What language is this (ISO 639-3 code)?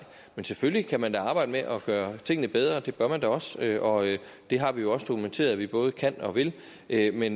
dan